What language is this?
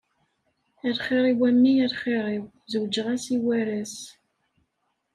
Kabyle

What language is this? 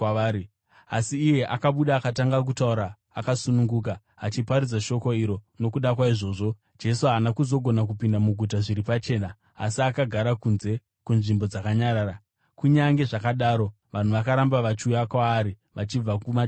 Shona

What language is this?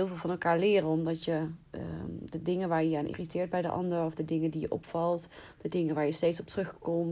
Dutch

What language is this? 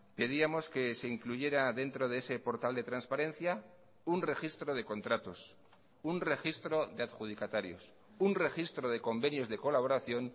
Spanish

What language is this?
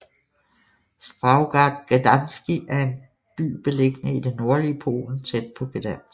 Danish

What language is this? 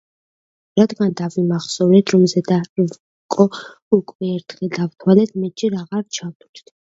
Georgian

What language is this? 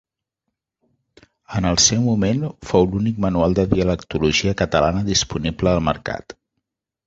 Catalan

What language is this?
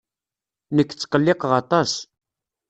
Kabyle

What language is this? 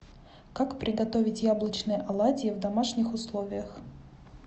Russian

